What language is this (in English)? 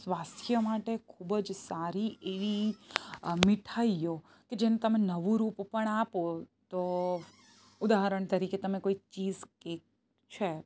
Gujarati